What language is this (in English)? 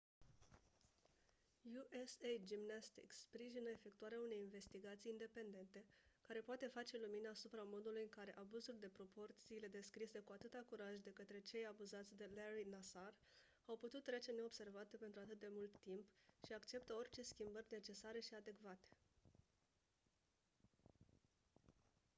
Romanian